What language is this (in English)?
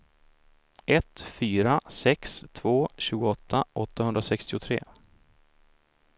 Swedish